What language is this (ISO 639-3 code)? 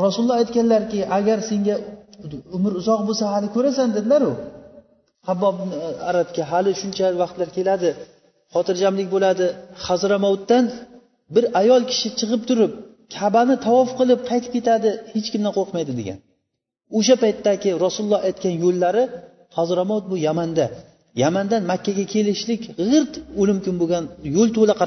bul